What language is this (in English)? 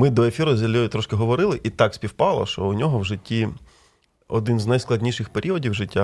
Ukrainian